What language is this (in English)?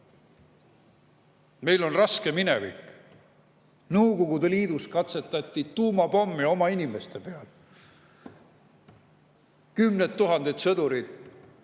Estonian